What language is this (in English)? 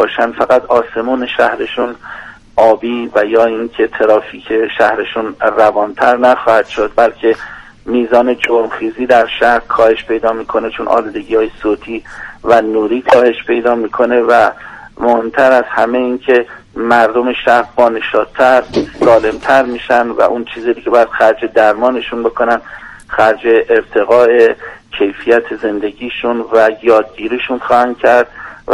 Persian